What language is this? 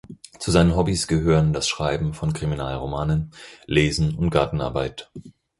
German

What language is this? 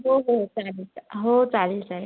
Marathi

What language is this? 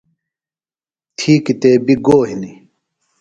Phalura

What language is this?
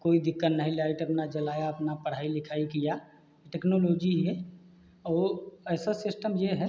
Hindi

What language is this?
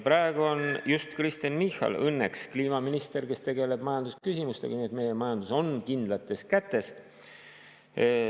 Estonian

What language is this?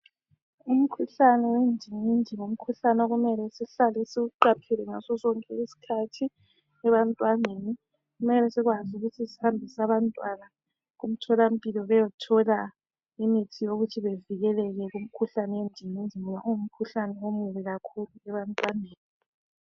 North Ndebele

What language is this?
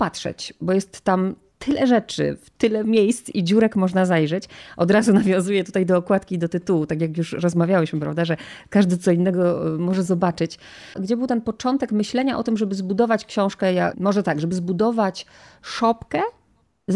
Polish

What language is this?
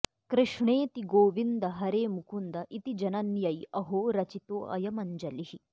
Sanskrit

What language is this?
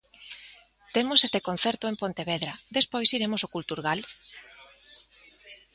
Galician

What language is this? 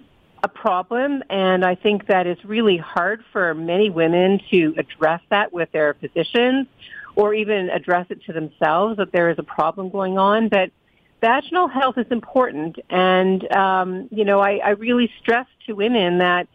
English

